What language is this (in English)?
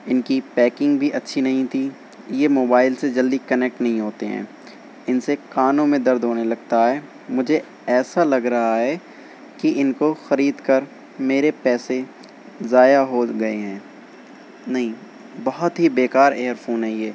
Urdu